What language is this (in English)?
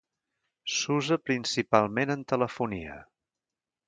Catalan